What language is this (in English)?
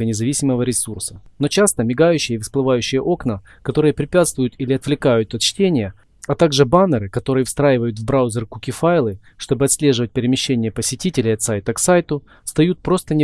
Russian